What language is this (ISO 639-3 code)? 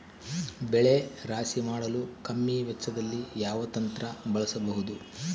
kan